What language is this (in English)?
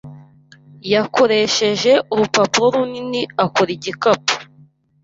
Kinyarwanda